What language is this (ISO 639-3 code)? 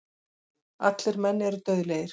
isl